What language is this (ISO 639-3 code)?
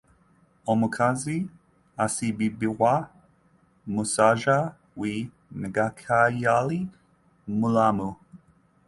lug